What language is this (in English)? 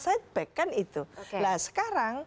Indonesian